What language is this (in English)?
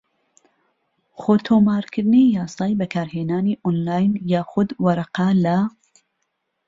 Central Kurdish